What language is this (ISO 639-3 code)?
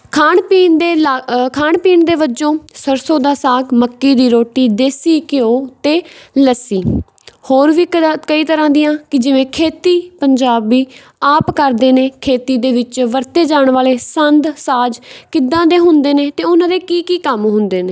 pan